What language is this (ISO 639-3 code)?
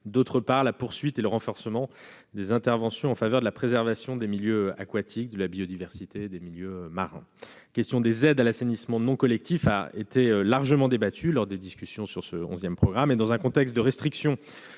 fra